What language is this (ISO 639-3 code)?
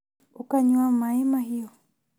kik